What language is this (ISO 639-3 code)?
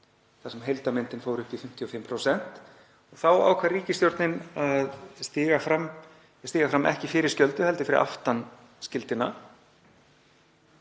isl